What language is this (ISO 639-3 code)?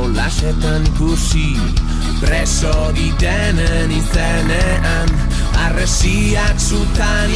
hun